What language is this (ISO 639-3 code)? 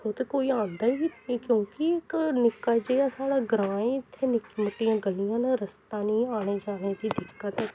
doi